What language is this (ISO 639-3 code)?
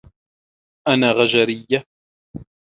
ara